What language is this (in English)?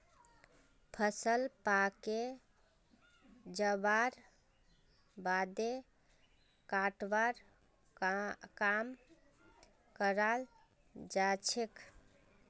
Magahi